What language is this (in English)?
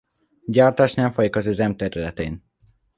Hungarian